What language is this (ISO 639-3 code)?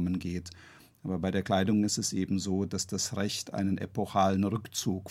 deu